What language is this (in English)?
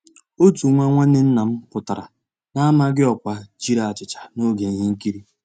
Igbo